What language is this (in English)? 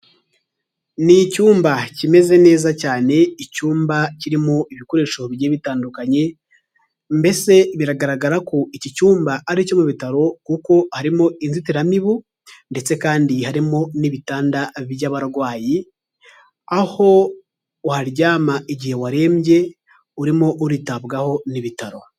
Kinyarwanda